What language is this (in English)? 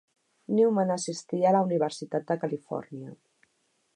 Catalan